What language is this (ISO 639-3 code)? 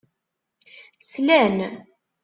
kab